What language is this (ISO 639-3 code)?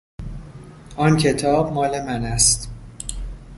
fas